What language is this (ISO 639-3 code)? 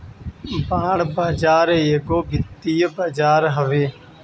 bho